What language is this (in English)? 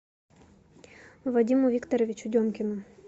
Russian